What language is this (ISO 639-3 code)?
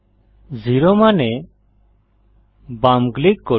ben